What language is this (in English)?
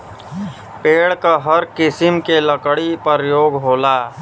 Bhojpuri